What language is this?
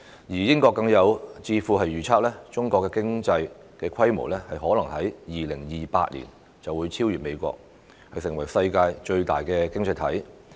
Cantonese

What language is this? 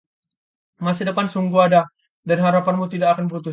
Indonesian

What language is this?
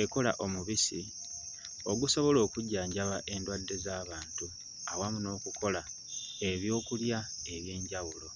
Ganda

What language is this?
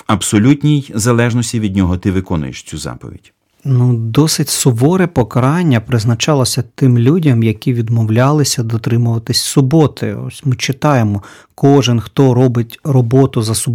Ukrainian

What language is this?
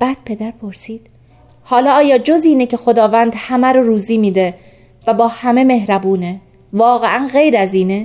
Persian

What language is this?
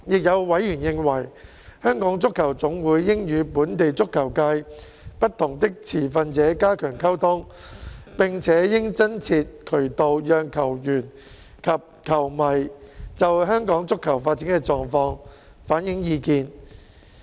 Cantonese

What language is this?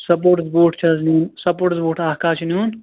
Kashmiri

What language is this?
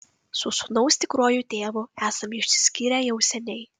Lithuanian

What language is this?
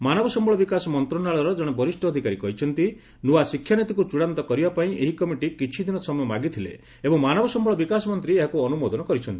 Odia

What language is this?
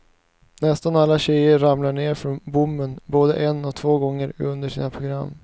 Swedish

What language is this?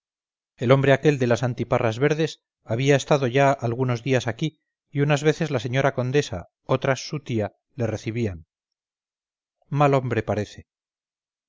Spanish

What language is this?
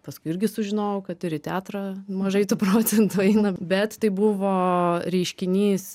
Lithuanian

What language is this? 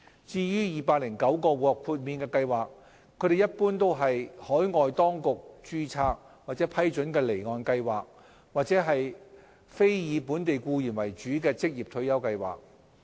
Cantonese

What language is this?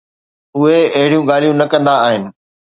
Sindhi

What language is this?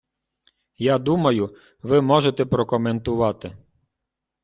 Ukrainian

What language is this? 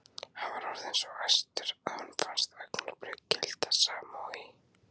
Icelandic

